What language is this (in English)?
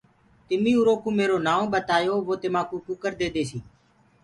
Gurgula